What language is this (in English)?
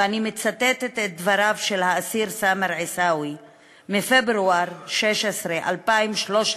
Hebrew